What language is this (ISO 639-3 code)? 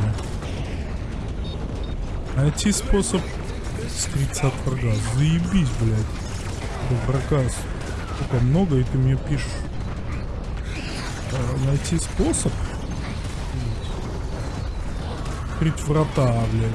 rus